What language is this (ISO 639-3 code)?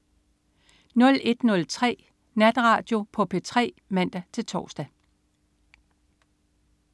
dan